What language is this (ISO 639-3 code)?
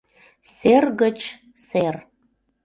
chm